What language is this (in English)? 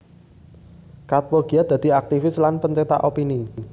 Javanese